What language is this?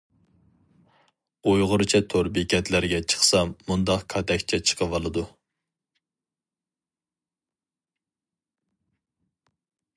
Uyghur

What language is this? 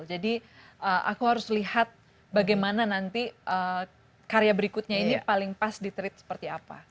Indonesian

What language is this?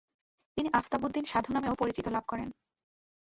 Bangla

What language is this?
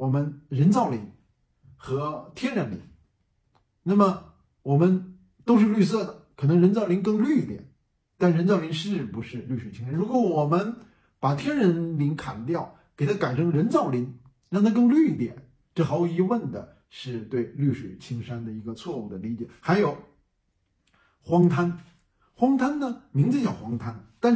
Chinese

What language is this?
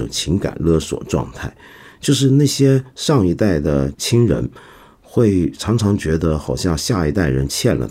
Chinese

